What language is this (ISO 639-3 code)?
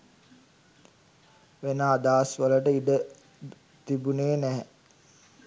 sin